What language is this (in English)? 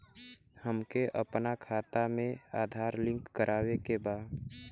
Bhojpuri